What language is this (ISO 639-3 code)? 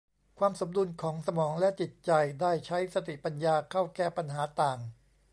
tha